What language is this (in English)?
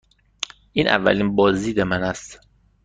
Persian